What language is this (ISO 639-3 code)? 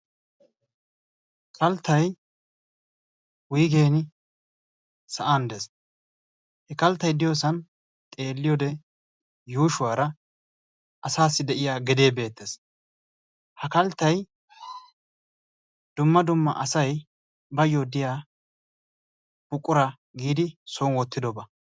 wal